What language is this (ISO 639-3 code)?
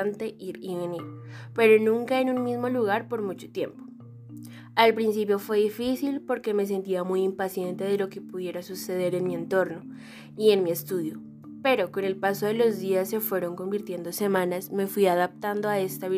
spa